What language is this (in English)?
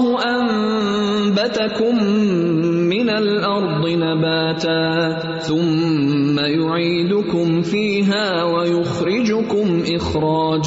Urdu